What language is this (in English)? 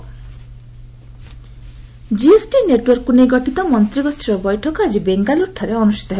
Odia